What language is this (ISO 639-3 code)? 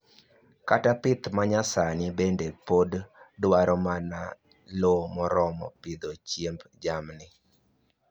luo